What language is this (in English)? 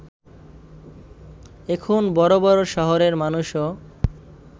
Bangla